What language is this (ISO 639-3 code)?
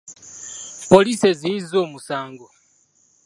lug